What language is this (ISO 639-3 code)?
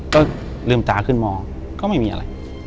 tha